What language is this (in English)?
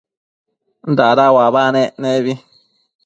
Matsés